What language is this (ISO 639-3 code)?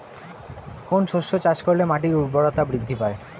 ben